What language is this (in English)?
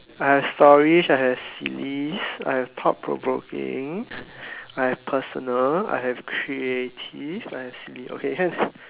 English